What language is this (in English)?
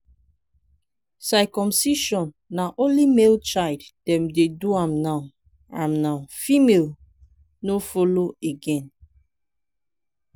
Nigerian Pidgin